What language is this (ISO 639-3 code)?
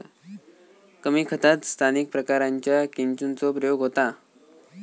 mar